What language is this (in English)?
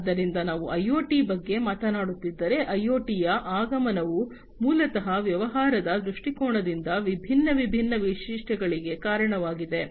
Kannada